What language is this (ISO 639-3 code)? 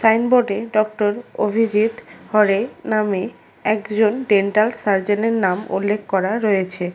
ben